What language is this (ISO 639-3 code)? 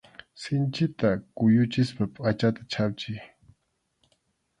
qxu